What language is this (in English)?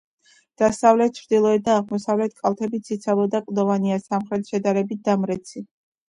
Georgian